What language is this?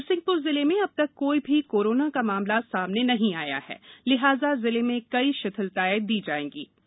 Hindi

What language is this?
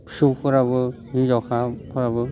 Bodo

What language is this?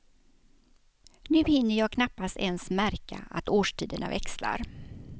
Swedish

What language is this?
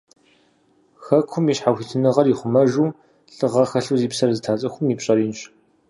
Kabardian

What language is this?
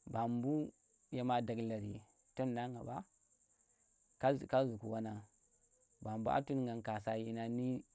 Tera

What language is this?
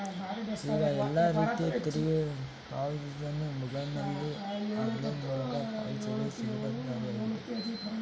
Kannada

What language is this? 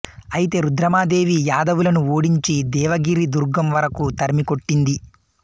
Telugu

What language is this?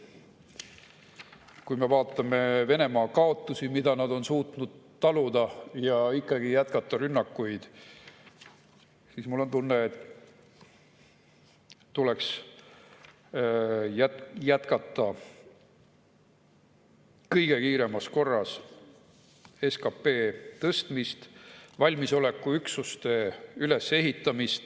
Estonian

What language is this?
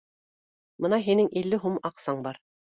Bashkir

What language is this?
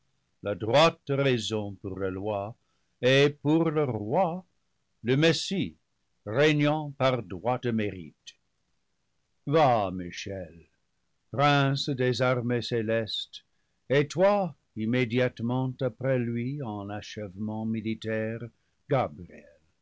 French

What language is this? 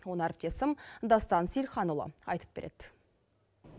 Kazakh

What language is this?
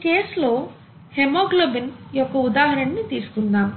Telugu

